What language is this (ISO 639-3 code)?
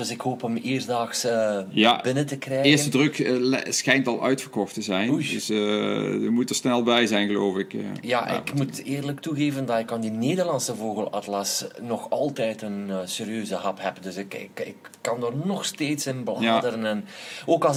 nld